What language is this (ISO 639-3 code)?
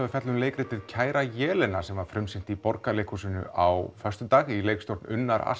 isl